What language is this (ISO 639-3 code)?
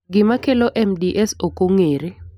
luo